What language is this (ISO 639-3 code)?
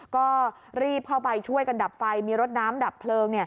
tha